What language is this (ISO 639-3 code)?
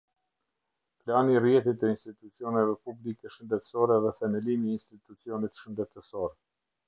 sqi